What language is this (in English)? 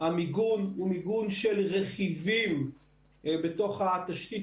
Hebrew